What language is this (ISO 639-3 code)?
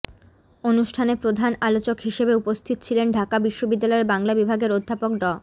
ben